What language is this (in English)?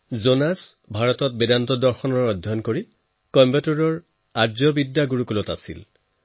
Assamese